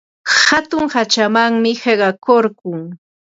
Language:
Ambo-Pasco Quechua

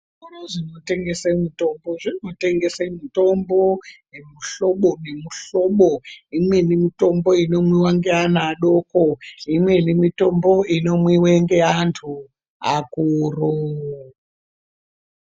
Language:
Ndau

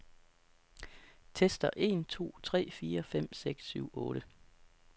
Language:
Danish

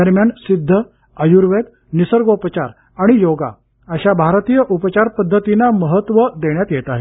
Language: Marathi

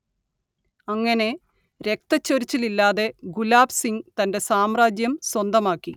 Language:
Malayalam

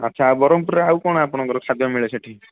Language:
Odia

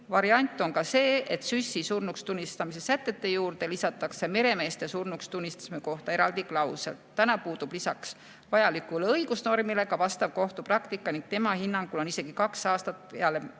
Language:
Estonian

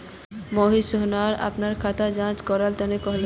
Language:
Magahi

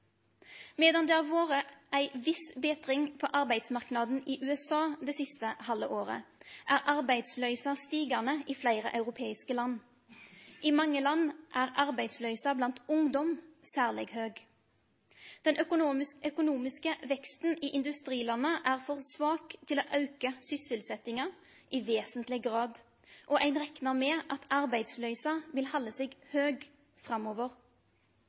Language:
Norwegian Nynorsk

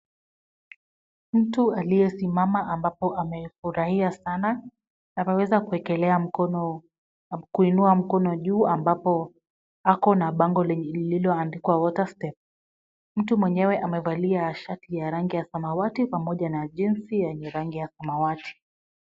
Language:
Swahili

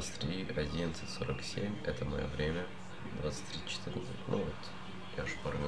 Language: Russian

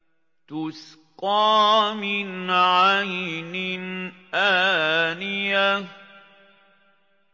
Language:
Arabic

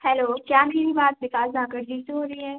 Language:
Hindi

